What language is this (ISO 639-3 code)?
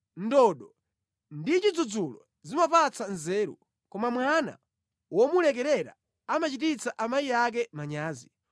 nya